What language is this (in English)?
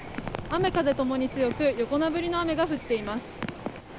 Japanese